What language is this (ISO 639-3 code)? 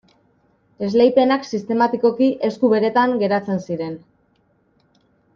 eus